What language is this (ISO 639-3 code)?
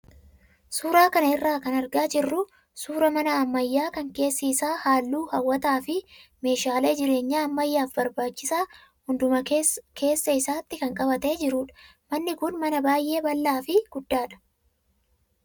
orm